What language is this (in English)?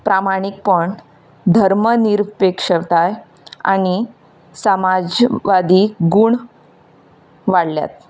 Konkani